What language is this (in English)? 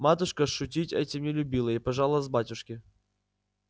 Russian